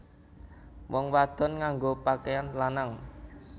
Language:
Javanese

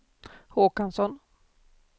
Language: Swedish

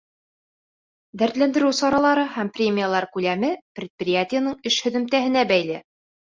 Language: Bashkir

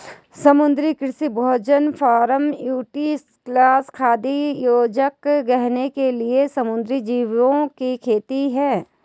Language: Hindi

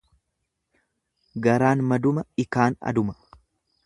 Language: Oromo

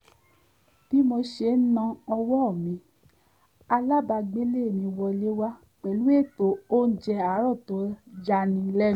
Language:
Yoruba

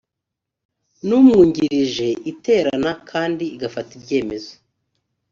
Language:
Kinyarwanda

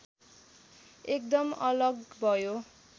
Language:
Nepali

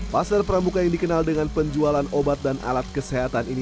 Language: Indonesian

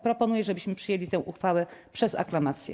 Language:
Polish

